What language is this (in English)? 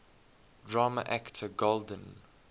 English